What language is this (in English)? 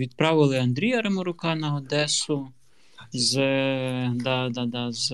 Ukrainian